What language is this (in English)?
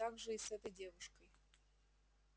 Russian